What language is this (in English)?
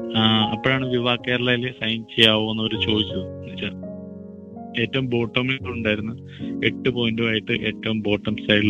Malayalam